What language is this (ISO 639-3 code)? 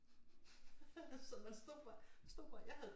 dan